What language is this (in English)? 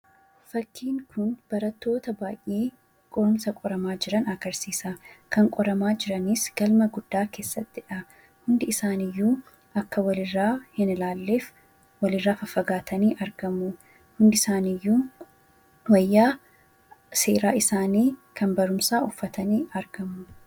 Oromo